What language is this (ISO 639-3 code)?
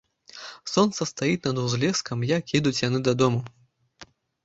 bel